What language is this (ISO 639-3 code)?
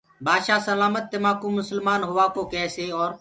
ggg